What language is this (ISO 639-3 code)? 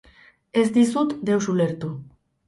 eus